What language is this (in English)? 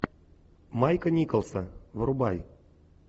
Russian